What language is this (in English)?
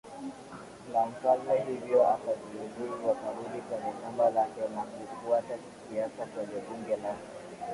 Swahili